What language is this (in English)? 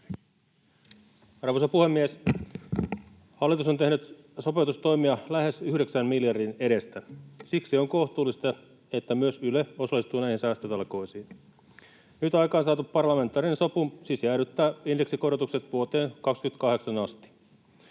Finnish